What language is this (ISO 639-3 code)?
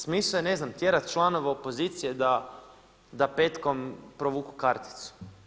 hrv